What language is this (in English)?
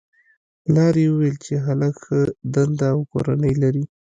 Pashto